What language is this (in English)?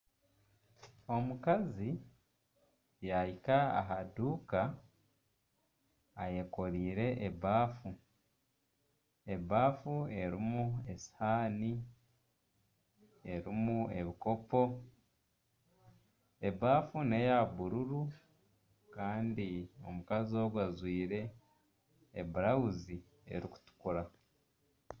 Nyankole